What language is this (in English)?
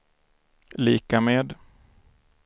Swedish